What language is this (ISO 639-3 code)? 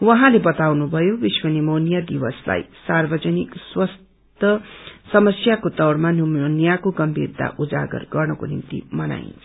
nep